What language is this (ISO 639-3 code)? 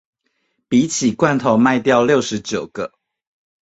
zho